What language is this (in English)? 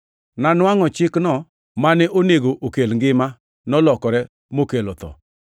Luo (Kenya and Tanzania)